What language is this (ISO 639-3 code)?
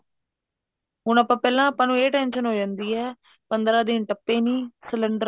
pan